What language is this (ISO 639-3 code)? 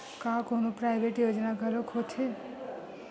hne